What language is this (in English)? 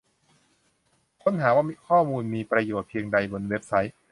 Thai